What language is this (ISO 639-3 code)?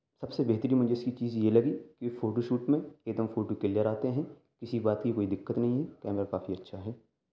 urd